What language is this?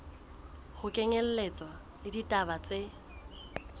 Southern Sotho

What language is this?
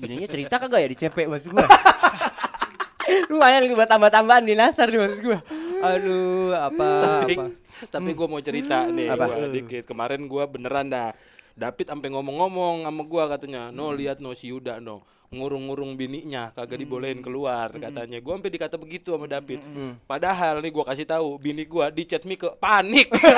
Indonesian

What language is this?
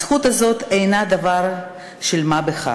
Hebrew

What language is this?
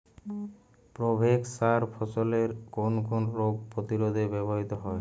Bangla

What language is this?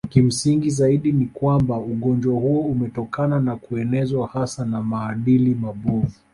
Swahili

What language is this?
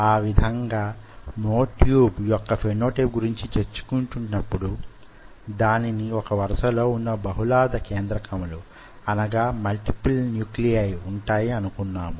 Telugu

